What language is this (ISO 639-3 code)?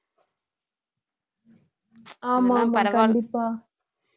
tam